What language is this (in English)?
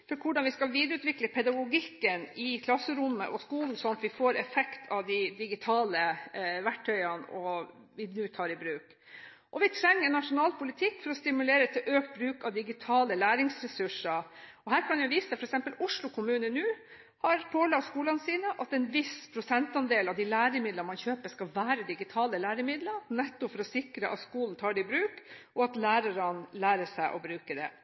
Norwegian Bokmål